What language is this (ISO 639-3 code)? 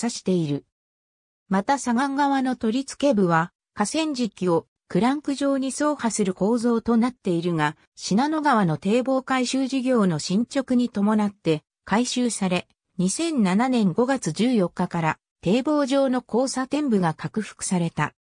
jpn